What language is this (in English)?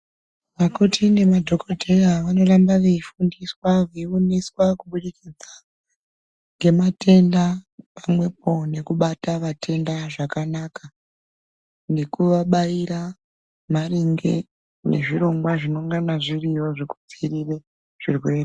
Ndau